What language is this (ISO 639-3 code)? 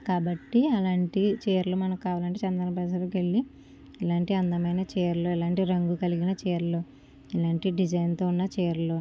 tel